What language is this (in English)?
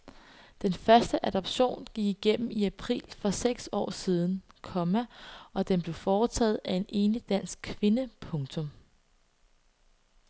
Danish